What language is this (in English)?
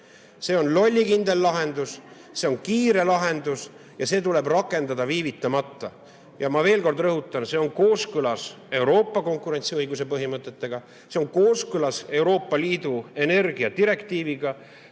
Estonian